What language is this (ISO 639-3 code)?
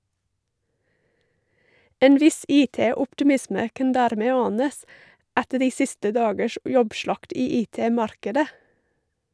nor